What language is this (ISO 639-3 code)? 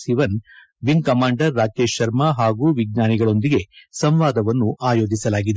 kan